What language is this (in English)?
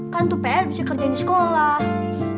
Indonesian